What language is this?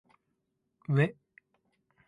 Japanese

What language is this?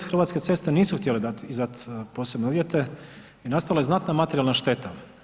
Croatian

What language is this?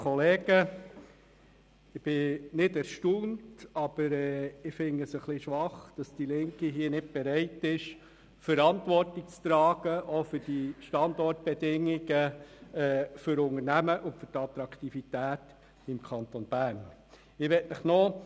Swiss German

